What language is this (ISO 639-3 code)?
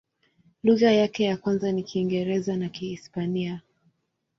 swa